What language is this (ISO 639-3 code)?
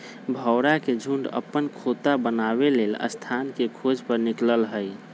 mag